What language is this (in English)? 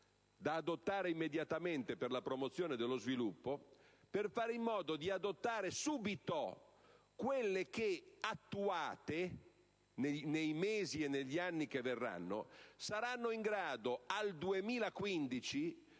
Italian